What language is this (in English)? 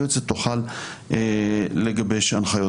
Hebrew